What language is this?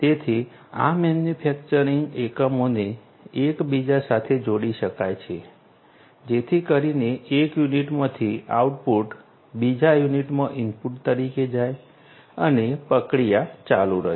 Gujarati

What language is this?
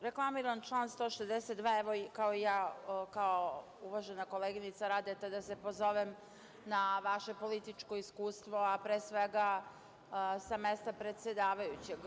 Serbian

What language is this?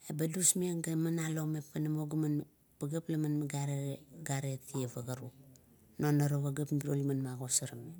Kuot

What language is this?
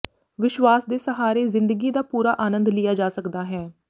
Punjabi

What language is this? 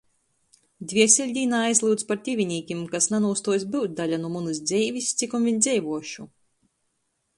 Latgalian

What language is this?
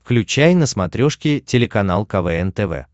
Russian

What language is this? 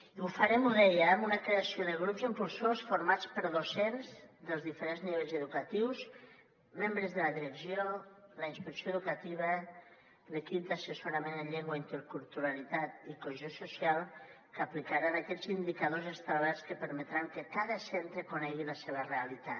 Catalan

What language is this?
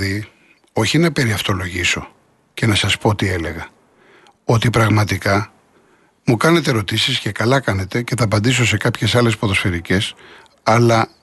Greek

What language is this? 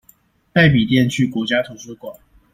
Chinese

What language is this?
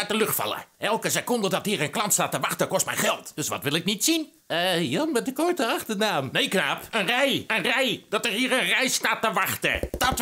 Dutch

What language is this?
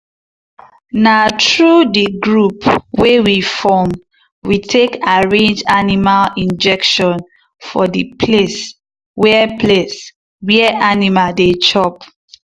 Nigerian Pidgin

